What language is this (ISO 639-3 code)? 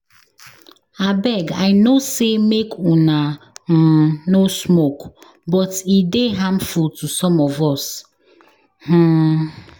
pcm